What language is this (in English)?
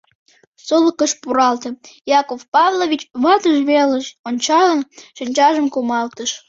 Mari